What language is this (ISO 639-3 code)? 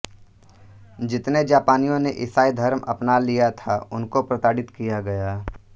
hin